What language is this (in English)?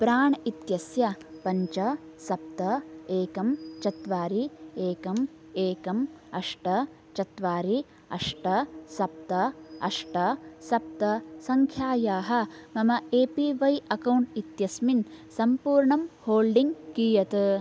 Sanskrit